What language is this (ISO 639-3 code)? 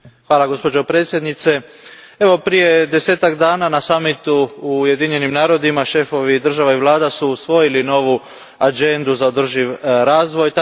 hrv